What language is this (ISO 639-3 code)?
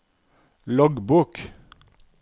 nor